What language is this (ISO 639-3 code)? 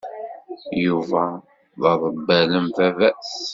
kab